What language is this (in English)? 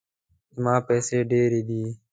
Pashto